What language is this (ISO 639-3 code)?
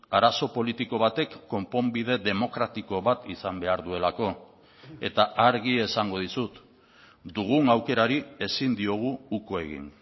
eus